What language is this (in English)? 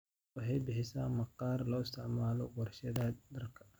Somali